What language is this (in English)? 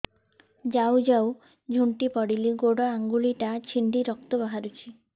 Odia